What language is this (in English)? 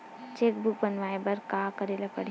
Chhattisgarhi